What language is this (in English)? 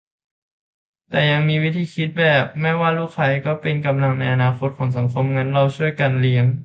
Thai